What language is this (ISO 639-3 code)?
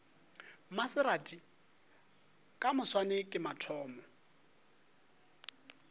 nso